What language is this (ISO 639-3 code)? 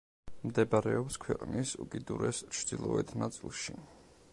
kat